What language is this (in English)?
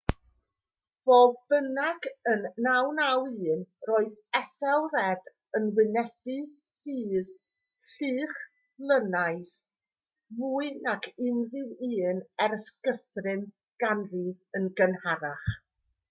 Welsh